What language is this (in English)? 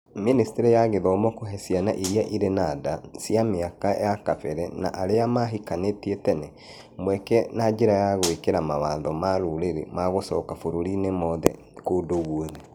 Kikuyu